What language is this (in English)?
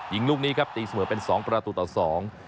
Thai